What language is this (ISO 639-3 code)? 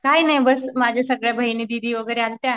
mar